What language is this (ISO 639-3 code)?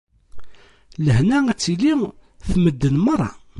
kab